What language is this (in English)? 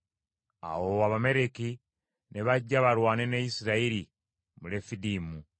Ganda